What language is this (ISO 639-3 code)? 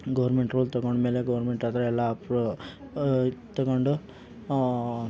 kan